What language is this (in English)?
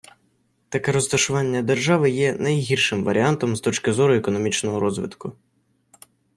Ukrainian